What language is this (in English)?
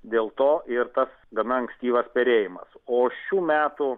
Lithuanian